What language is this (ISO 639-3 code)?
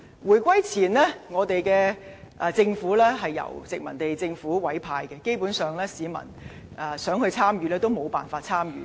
yue